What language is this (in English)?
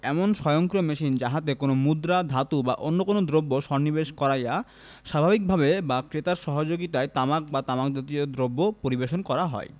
Bangla